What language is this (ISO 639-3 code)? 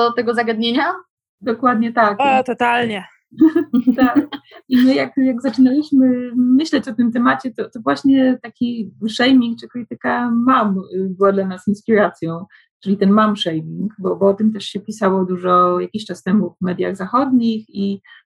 pol